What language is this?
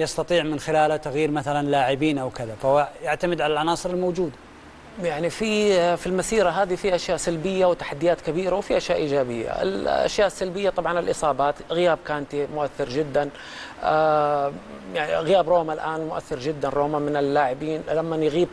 Arabic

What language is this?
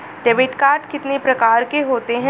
Hindi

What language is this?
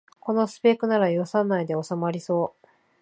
Japanese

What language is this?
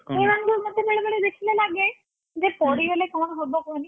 Odia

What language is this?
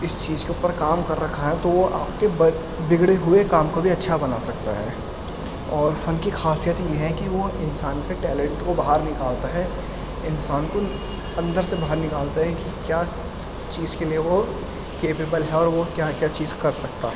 Urdu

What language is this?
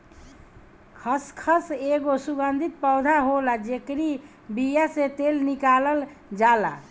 Bhojpuri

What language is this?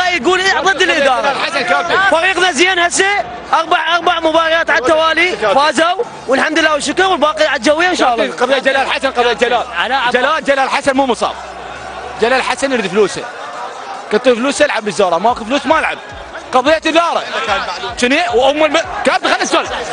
Arabic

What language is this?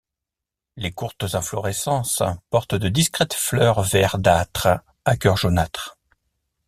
French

